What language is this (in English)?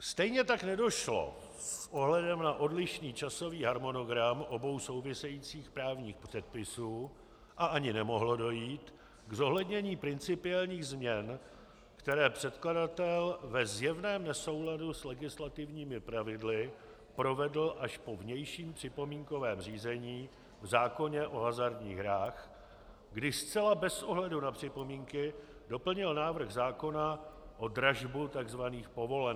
Czech